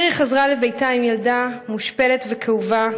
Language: Hebrew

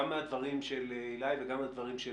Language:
Hebrew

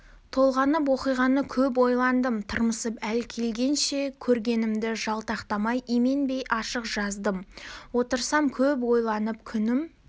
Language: Kazakh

